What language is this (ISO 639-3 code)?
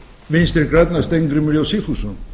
isl